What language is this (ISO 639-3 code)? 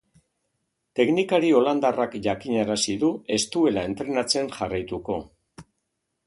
eus